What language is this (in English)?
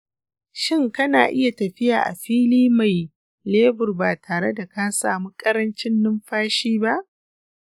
Hausa